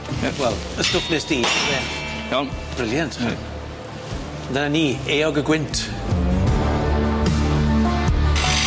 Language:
Welsh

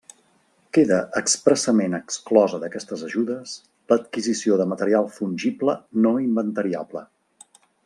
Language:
Catalan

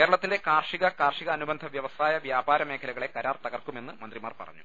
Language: Malayalam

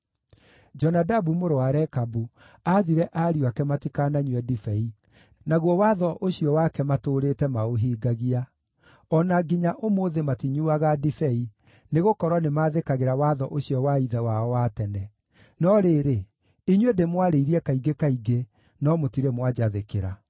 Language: Kikuyu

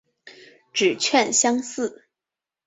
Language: Chinese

